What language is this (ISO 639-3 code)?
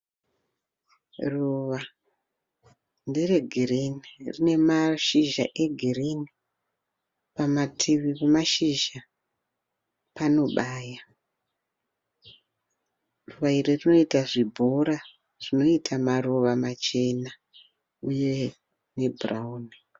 sna